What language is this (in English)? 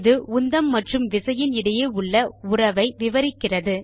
Tamil